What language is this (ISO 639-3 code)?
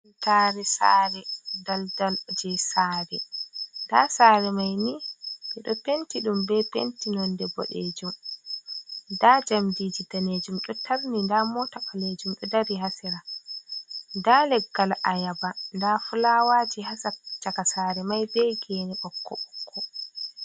ful